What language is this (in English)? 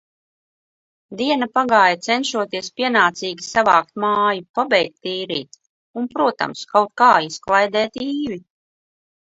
Latvian